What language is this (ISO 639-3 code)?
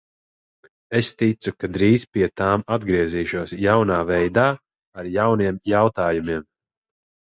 lav